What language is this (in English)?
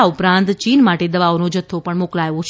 Gujarati